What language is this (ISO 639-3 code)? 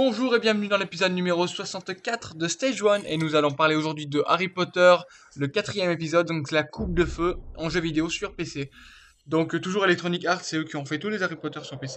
fra